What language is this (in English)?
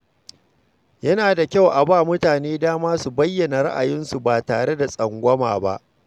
Hausa